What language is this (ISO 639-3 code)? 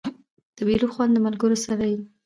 pus